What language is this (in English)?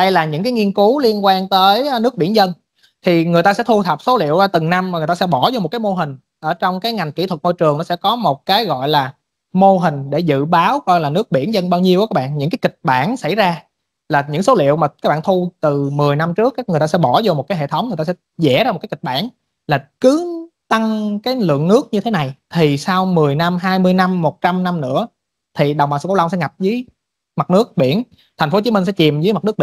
Vietnamese